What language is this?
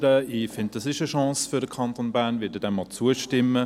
Swiss German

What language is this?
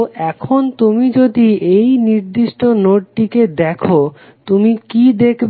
Bangla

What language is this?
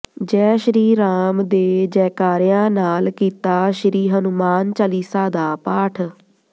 Punjabi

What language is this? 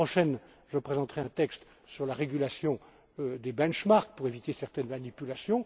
French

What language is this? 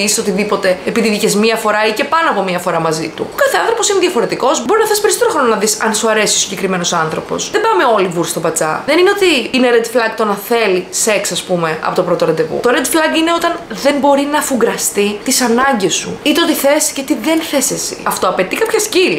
Greek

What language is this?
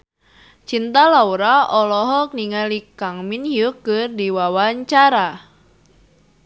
Sundanese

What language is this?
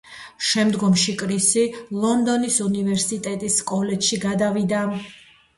Georgian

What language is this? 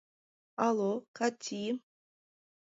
Mari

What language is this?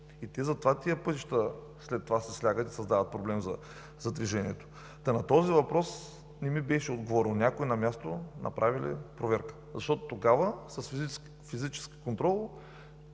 Bulgarian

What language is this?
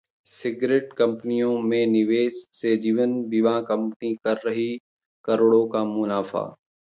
Hindi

